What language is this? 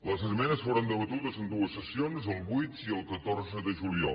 Catalan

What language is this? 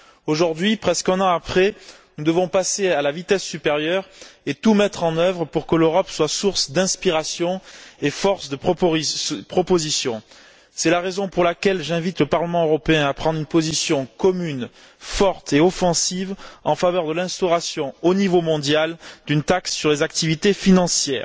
French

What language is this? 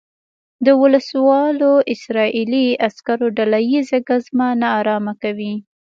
Pashto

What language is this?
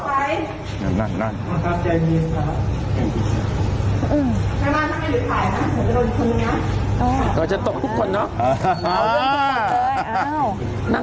Thai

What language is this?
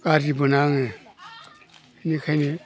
Bodo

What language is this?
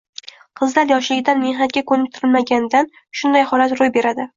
Uzbek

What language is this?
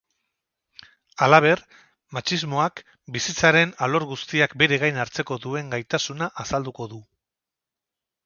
Basque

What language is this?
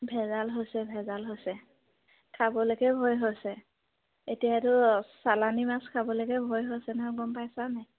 Assamese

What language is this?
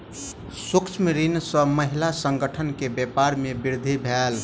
Maithili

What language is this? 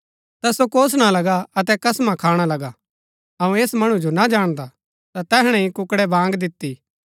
Gaddi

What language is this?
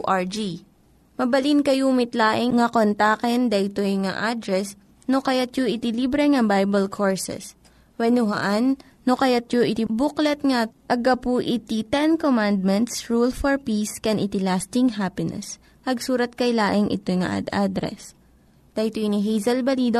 Filipino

